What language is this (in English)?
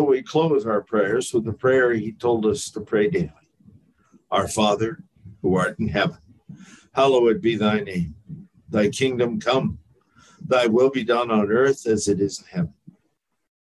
English